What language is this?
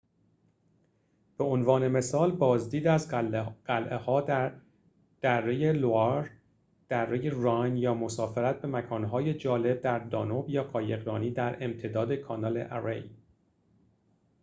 Persian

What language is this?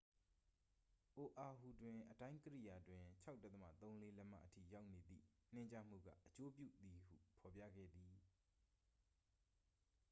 Burmese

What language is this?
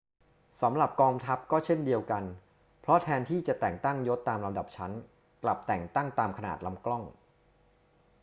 Thai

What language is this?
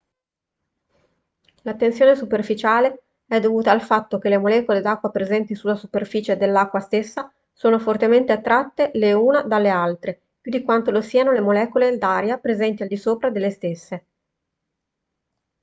Italian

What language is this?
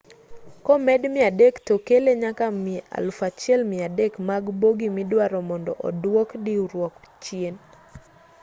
Luo (Kenya and Tanzania)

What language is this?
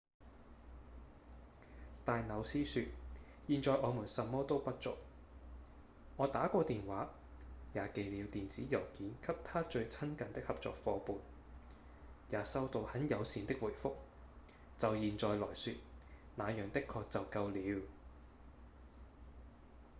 Cantonese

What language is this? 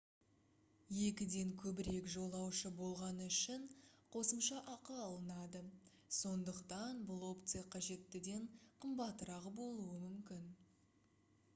Kazakh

